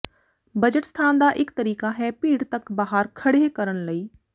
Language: Punjabi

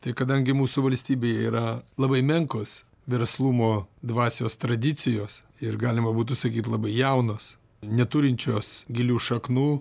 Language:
Lithuanian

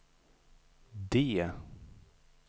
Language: Swedish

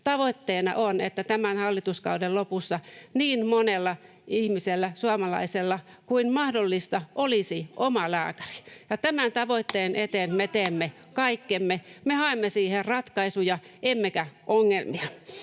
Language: Finnish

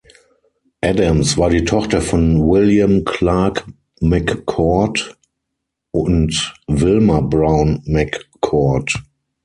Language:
German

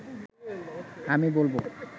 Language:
Bangla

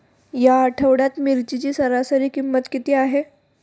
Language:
Marathi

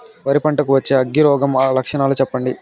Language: Telugu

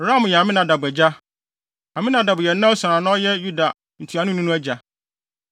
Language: Akan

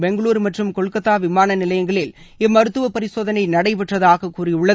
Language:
Tamil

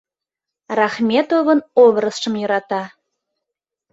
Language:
Mari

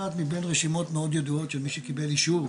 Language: Hebrew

